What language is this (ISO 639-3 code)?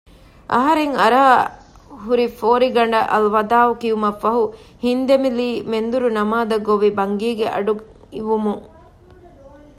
div